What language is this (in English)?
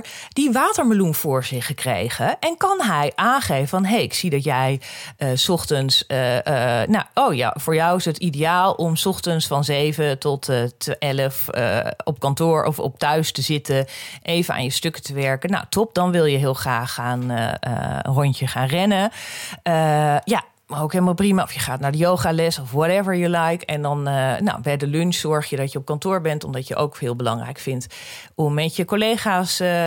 Dutch